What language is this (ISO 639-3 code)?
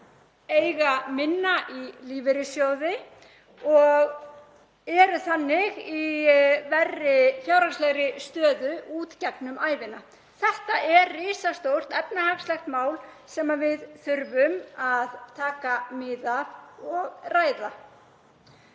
isl